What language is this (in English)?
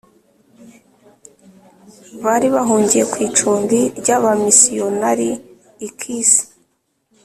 Kinyarwanda